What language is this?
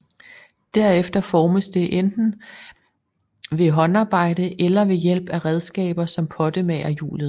Danish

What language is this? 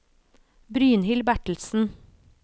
Norwegian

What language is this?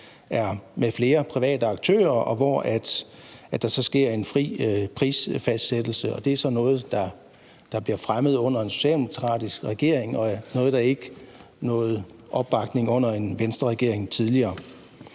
Danish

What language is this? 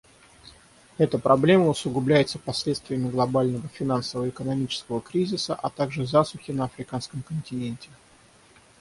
Russian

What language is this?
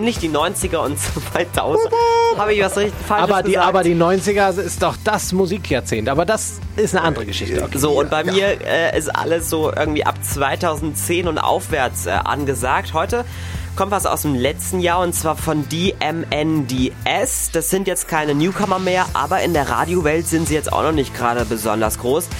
German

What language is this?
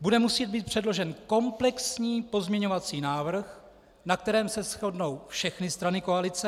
Czech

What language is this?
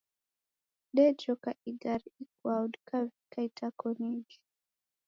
Taita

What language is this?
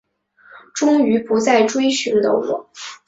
Chinese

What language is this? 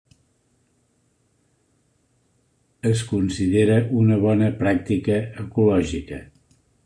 Catalan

